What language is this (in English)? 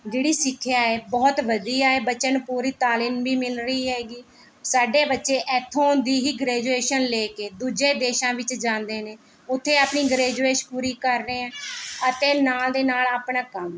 Punjabi